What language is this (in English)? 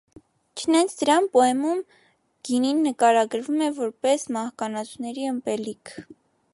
Armenian